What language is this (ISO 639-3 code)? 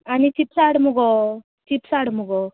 kok